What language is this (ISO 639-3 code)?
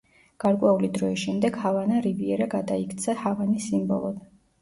kat